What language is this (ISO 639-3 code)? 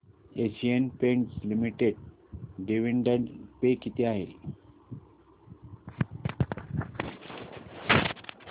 mar